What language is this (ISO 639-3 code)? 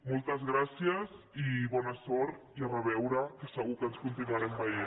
cat